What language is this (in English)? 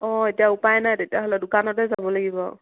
Assamese